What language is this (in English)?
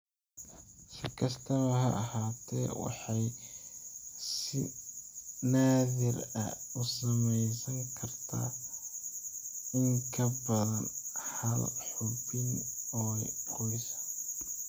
Somali